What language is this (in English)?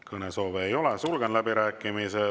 Estonian